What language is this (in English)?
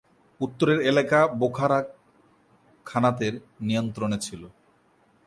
Bangla